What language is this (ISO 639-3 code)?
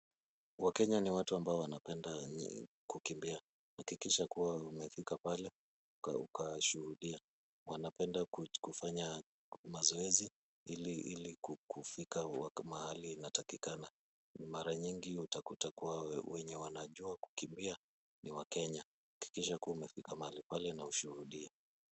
swa